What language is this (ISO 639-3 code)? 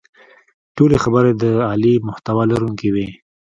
pus